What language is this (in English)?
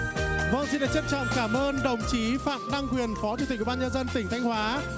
Vietnamese